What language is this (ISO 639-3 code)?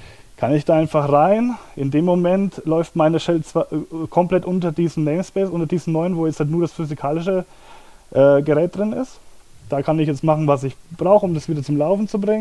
deu